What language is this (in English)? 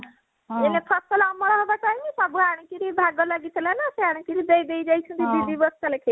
Odia